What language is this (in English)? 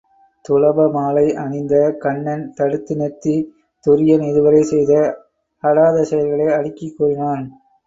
Tamil